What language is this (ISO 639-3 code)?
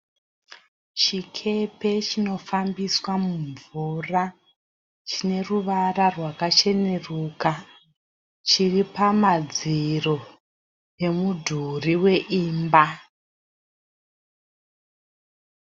sna